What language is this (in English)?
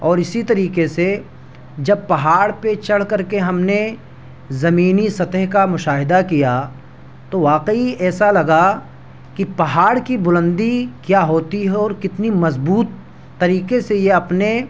Urdu